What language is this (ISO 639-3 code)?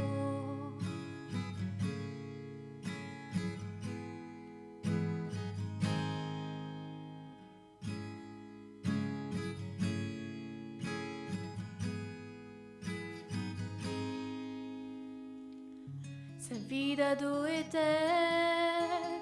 fra